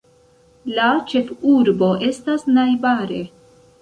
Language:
Esperanto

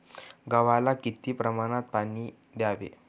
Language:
Marathi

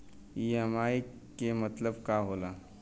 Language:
Bhojpuri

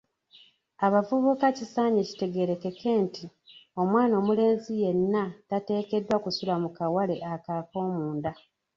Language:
Ganda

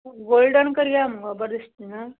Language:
Konkani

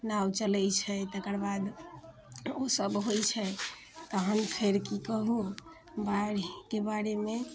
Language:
Maithili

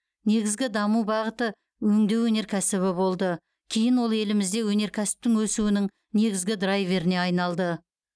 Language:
Kazakh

